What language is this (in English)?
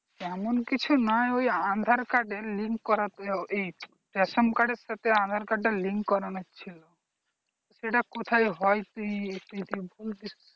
Bangla